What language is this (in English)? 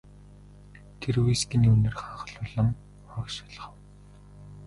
Mongolian